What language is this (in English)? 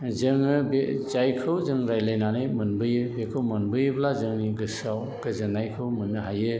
Bodo